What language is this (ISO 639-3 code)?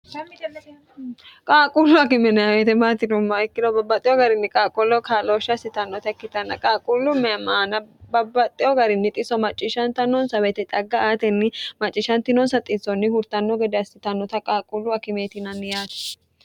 sid